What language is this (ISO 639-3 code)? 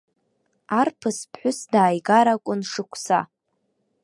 abk